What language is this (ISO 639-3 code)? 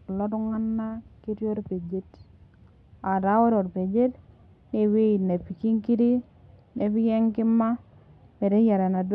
mas